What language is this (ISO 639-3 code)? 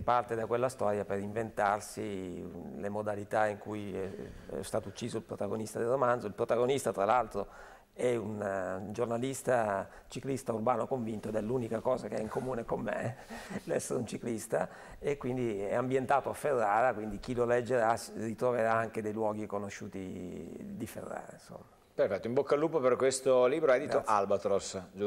ita